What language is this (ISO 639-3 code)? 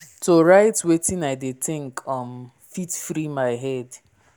pcm